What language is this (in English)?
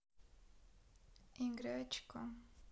Russian